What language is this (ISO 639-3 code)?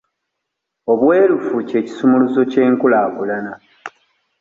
lug